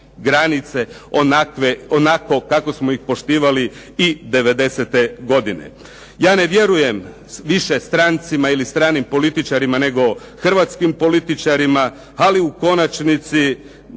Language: Croatian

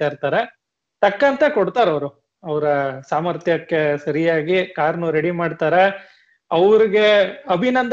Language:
Kannada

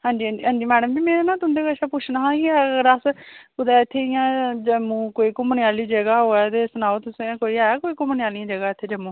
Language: Dogri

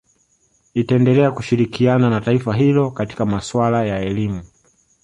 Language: Swahili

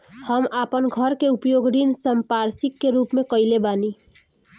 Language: Bhojpuri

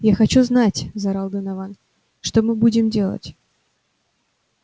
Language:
Russian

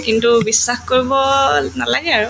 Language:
Assamese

